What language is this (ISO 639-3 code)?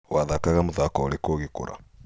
kik